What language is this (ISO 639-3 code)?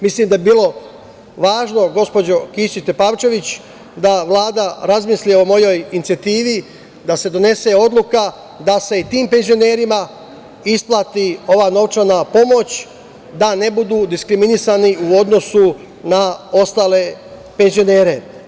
srp